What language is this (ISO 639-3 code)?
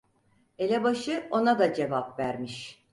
tur